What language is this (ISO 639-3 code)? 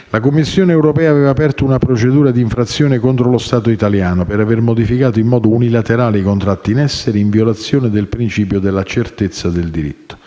ita